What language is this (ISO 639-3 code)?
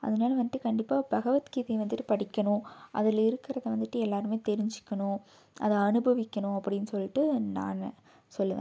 tam